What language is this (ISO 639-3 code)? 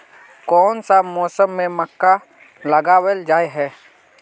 mag